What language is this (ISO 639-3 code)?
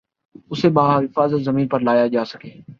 urd